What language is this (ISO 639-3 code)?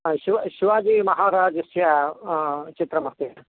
san